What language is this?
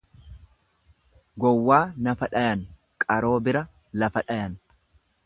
Oromo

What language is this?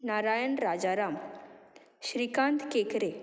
Konkani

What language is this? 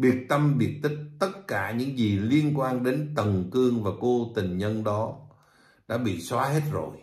Vietnamese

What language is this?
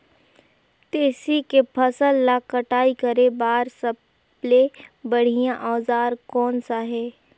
Chhattisgarhi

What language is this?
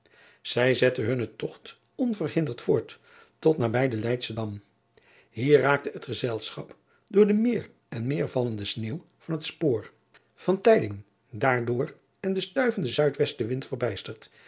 Dutch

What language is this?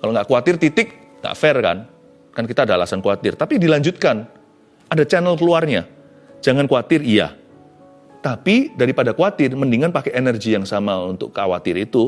Indonesian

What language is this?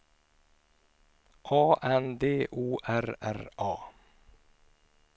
Swedish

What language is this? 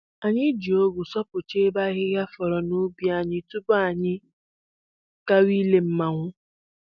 Igbo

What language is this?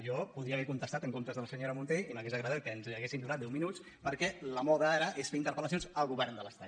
Catalan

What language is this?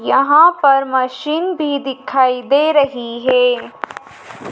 Hindi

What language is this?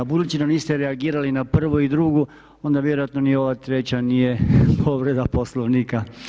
Croatian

